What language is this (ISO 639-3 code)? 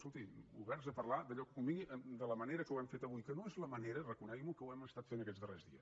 cat